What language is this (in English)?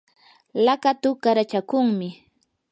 Yanahuanca Pasco Quechua